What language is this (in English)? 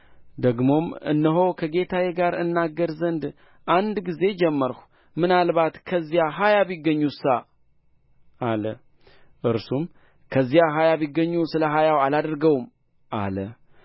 Amharic